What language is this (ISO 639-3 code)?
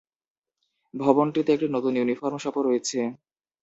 ben